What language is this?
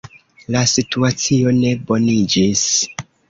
Esperanto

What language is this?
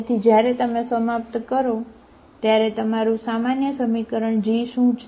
Gujarati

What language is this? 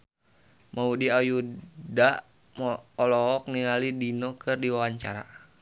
Sundanese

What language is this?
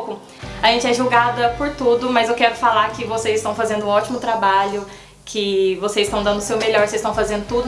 Portuguese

